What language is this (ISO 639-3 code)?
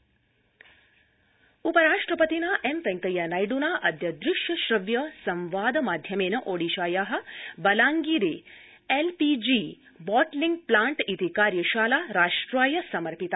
san